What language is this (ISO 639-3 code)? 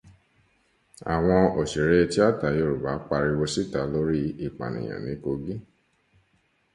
yor